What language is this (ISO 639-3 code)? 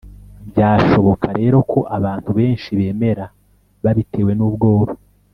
kin